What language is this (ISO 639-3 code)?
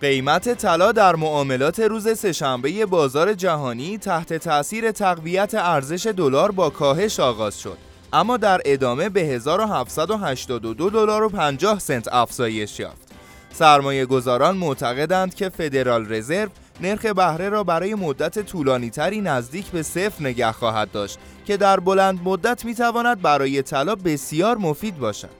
fas